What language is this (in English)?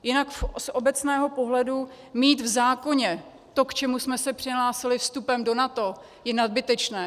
Czech